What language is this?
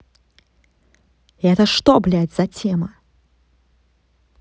Russian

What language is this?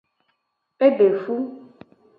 Gen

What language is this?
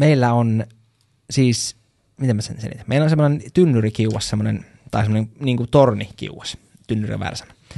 Finnish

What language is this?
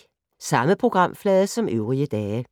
Danish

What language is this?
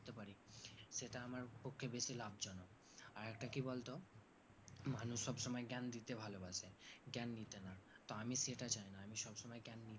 Bangla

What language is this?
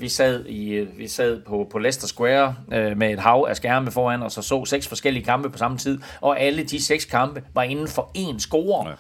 Danish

